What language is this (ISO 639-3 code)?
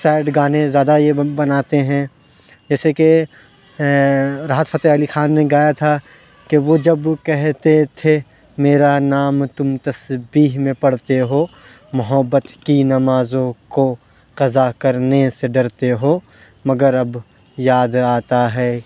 urd